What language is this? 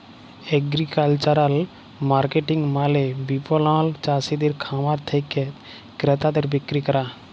Bangla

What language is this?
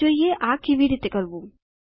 Gujarati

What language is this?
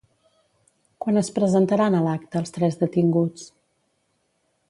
Catalan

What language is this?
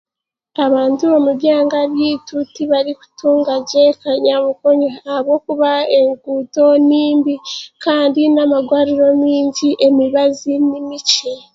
Chiga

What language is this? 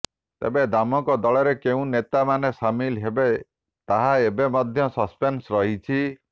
Odia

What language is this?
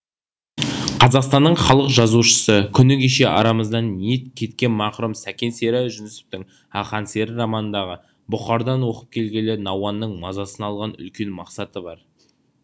Kazakh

